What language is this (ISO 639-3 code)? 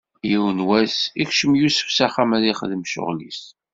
kab